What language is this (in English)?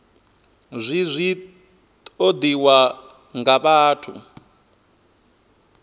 Venda